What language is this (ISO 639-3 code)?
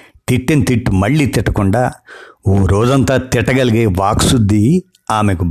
tel